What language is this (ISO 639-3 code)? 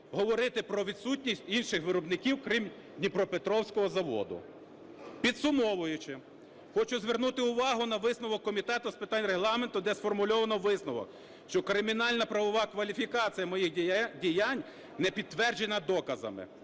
ukr